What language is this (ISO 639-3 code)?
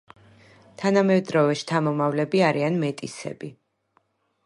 kat